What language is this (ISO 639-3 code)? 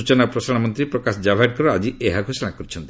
ori